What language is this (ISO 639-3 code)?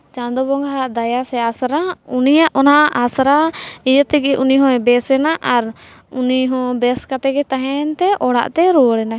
sat